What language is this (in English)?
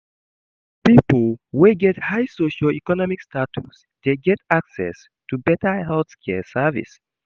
Nigerian Pidgin